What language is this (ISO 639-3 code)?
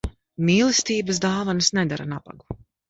lav